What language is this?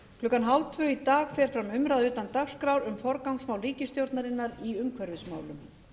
Icelandic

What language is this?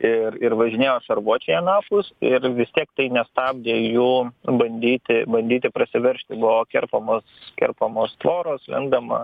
Lithuanian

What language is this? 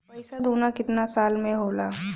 Bhojpuri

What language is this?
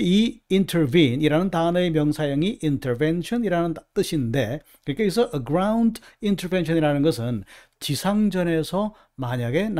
Korean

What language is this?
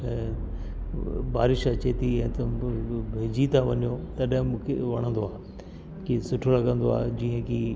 Sindhi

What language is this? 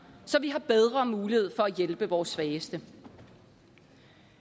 Danish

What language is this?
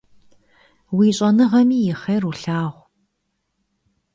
Kabardian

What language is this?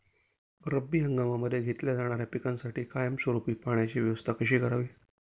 Marathi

